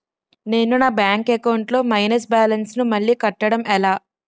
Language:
Telugu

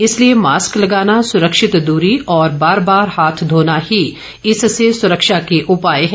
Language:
Hindi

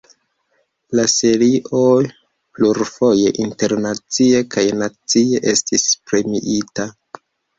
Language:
Esperanto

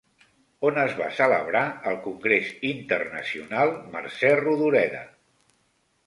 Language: Catalan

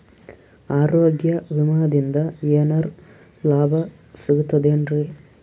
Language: Kannada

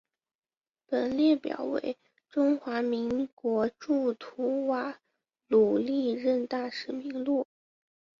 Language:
Chinese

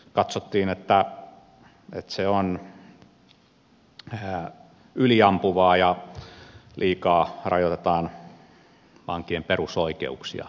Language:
Finnish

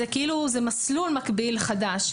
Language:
Hebrew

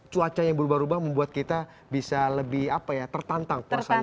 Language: Indonesian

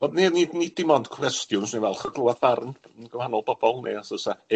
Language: Welsh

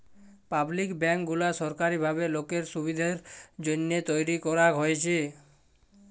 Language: Bangla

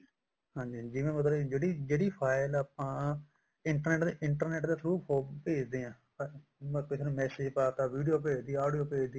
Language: Punjabi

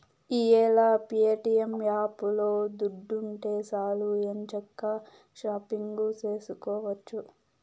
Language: Telugu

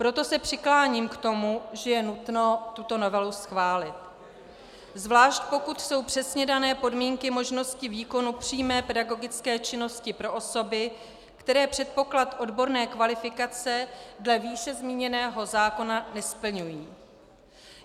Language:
Czech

